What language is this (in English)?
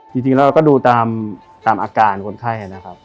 Thai